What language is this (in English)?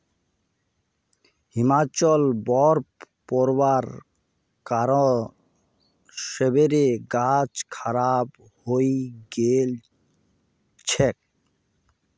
Magahi